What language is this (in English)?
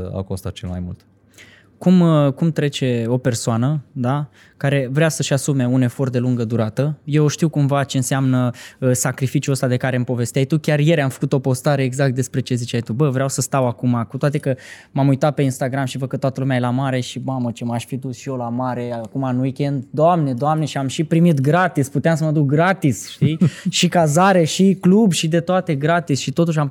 Romanian